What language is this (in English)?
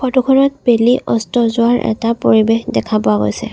Assamese